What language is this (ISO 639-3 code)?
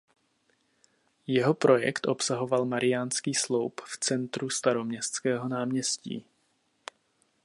ces